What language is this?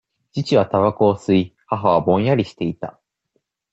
Japanese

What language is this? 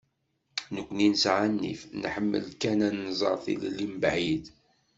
Kabyle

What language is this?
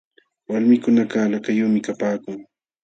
Jauja Wanca Quechua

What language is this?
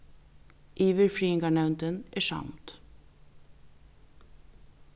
Faroese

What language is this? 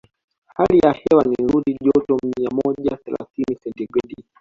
Swahili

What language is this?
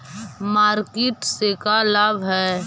Magahi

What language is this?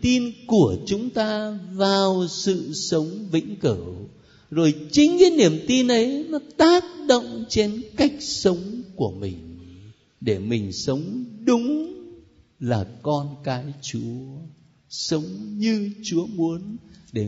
Vietnamese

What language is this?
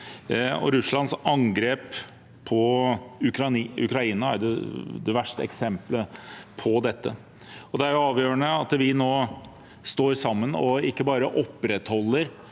Norwegian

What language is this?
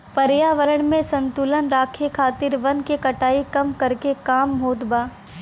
Bhojpuri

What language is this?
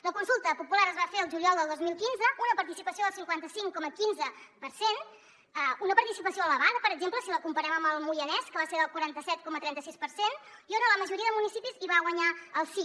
Catalan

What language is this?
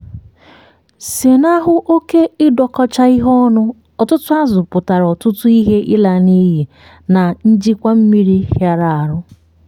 Igbo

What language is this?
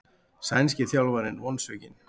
Icelandic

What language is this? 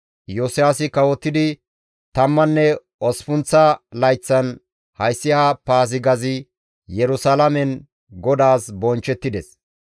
Gamo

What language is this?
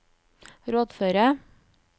Norwegian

